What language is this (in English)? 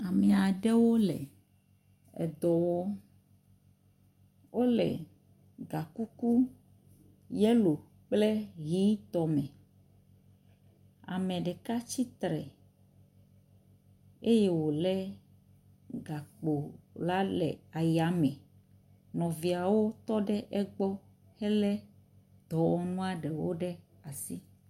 Ewe